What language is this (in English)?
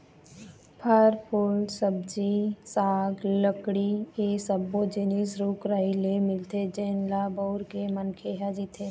Chhattisgarhi